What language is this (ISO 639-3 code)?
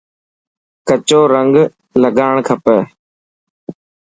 mki